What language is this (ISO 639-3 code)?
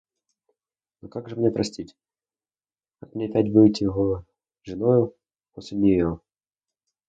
rus